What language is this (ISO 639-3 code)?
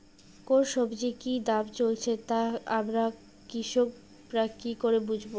ben